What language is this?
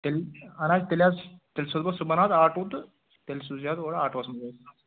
Kashmiri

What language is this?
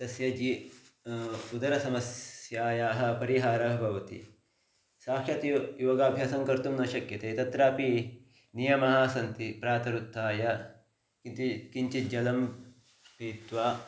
Sanskrit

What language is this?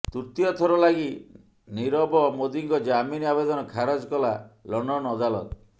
Odia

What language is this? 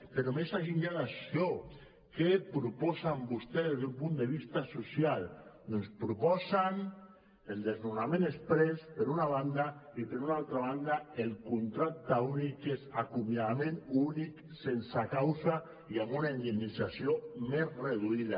Catalan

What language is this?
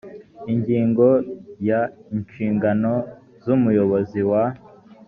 Kinyarwanda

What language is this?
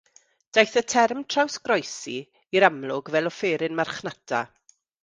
Welsh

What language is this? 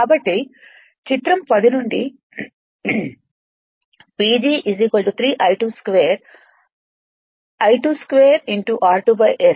Telugu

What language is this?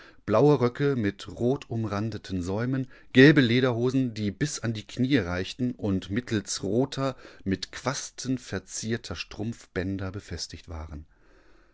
German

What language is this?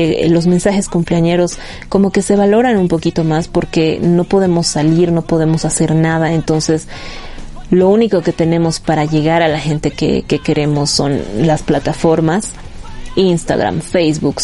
Spanish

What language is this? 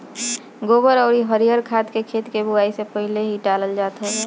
Bhojpuri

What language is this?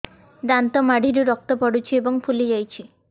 Odia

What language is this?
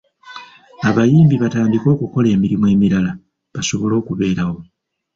Ganda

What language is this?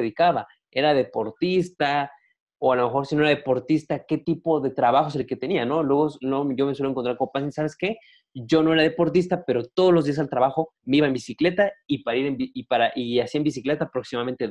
Spanish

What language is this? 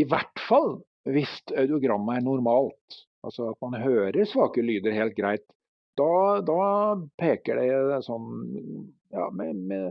Norwegian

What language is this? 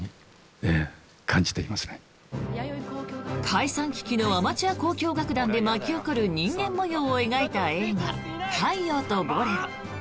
Japanese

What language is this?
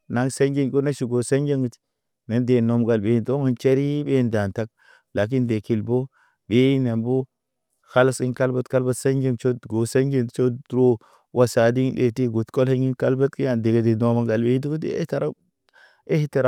Naba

